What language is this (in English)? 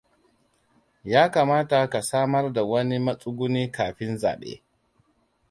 Hausa